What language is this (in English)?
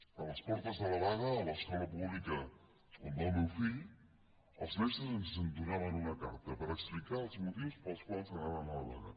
Catalan